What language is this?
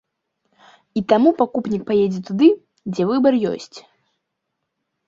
Belarusian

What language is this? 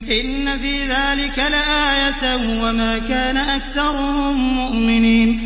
Arabic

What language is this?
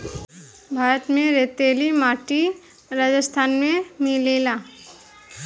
Bhojpuri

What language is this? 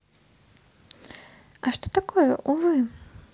Russian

